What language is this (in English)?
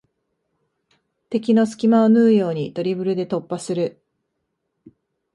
Japanese